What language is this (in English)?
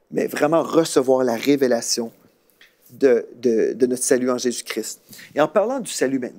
French